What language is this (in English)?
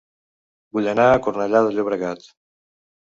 Catalan